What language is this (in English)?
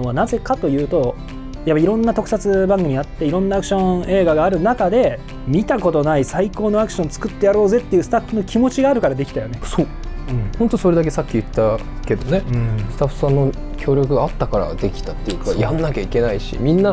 Japanese